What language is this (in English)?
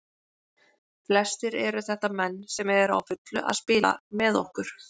Icelandic